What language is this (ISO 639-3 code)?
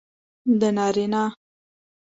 pus